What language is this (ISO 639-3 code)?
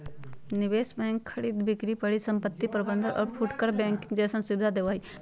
mag